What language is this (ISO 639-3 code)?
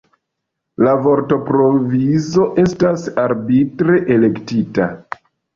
epo